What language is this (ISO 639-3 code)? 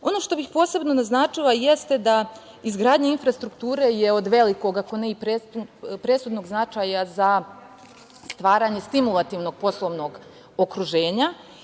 srp